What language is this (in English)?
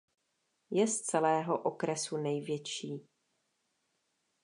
Czech